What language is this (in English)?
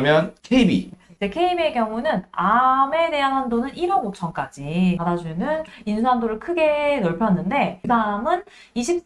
Korean